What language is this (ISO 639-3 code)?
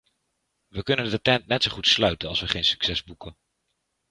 nld